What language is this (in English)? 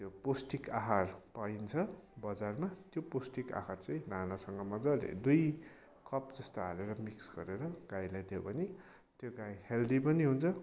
Nepali